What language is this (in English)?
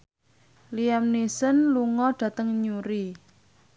Javanese